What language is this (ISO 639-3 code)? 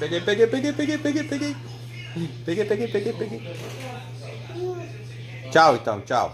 por